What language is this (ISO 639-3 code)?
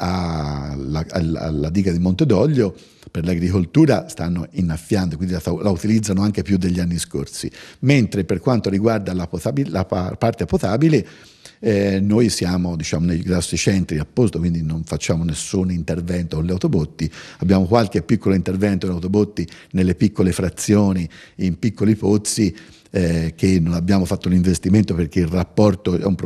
ita